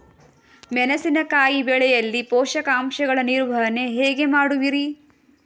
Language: Kannada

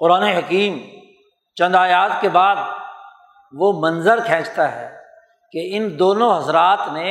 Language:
Urdu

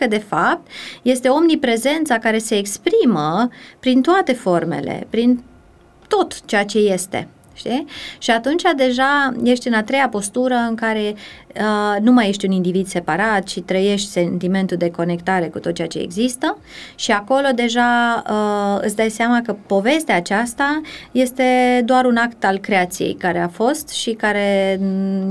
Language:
Romanian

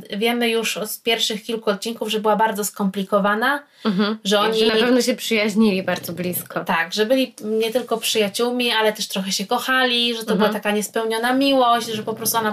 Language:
Polish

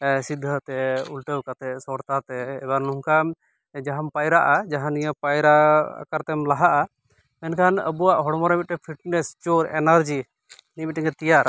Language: Santali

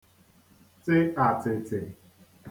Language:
Igbo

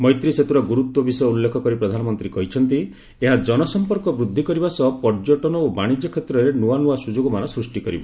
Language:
Odia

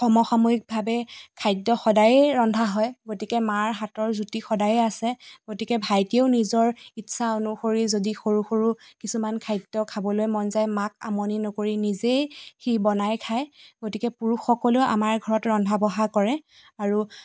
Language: Assamese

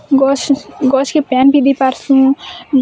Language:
Odia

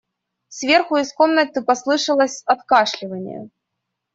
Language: Russian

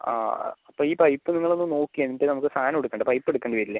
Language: Malayalam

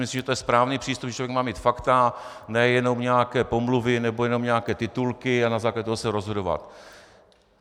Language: Czech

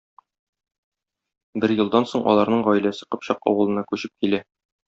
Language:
Tatar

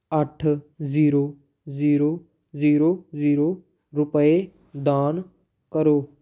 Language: Punjabi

